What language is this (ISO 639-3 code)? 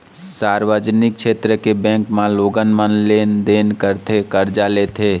hne